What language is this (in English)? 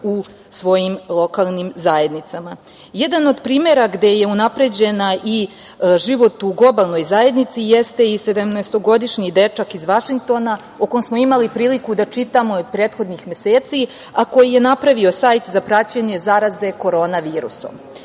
Serbian